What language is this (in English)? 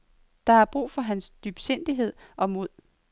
Danish